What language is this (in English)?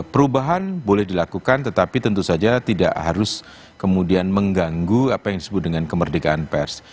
Indonesian